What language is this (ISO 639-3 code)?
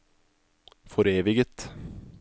nor